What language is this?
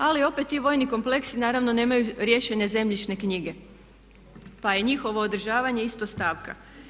Croatian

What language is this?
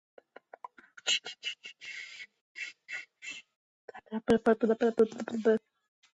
Georgian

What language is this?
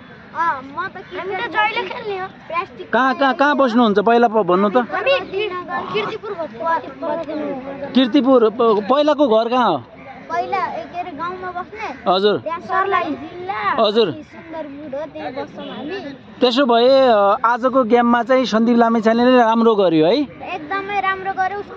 Arabic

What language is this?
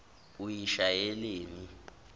Zulu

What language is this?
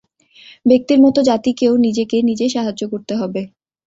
Bangla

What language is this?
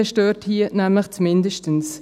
Swiss German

